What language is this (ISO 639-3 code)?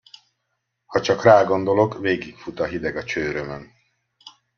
hun